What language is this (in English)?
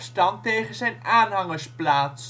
Dutch